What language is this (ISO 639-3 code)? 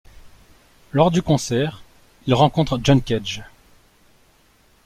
fra